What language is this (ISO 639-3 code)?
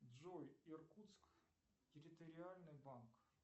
rus